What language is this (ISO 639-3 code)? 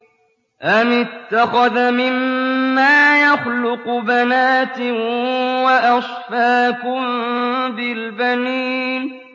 ara